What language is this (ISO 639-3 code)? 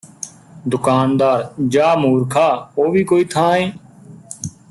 pan